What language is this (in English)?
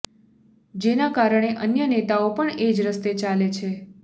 Gujarati